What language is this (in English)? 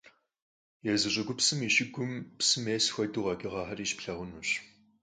Kabardian